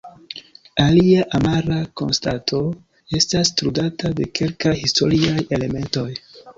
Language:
Esperanto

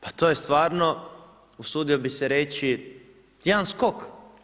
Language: Croatian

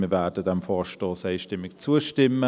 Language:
Swiss German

